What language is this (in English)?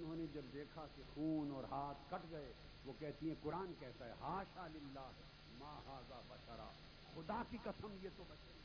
Urdu